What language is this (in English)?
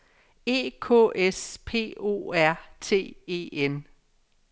Danish